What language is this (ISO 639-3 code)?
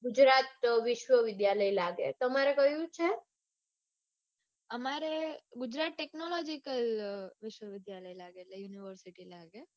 guj